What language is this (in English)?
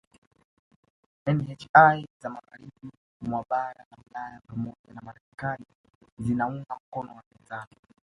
Swahili